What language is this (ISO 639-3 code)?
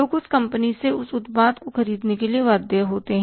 hin